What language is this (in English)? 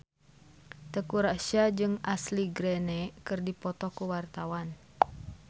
Sundanese